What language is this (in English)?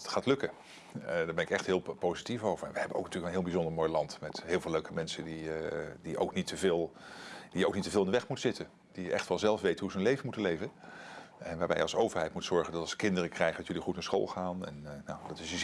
Dutch